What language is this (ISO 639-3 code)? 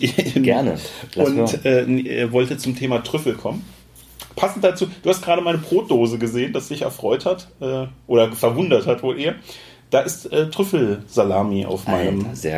deu